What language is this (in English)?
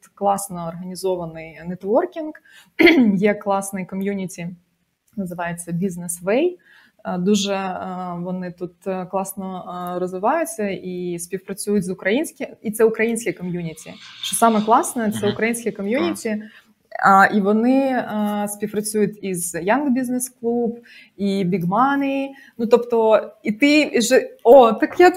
Ukrainian